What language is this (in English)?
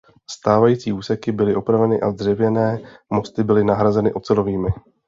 Czech